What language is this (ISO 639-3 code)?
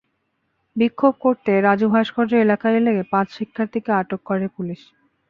ben